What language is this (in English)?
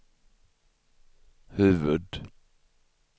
Swedish